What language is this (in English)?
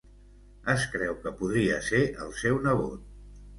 Catalan